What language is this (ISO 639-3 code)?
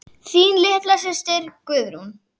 isl